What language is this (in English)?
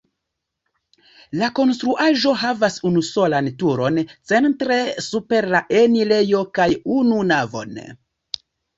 Esperanto